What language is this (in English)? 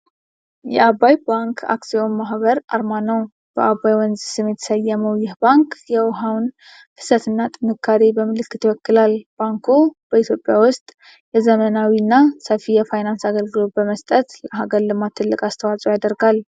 Amharic